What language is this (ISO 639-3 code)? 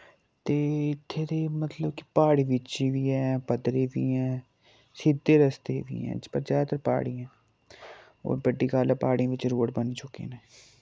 doi